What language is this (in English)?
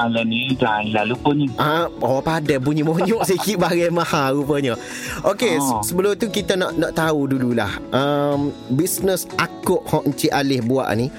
Malay